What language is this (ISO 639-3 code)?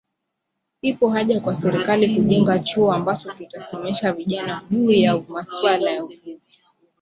swa